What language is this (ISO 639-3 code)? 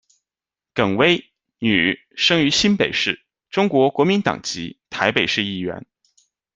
zho